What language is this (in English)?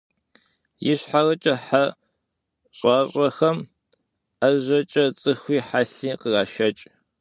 Kabardian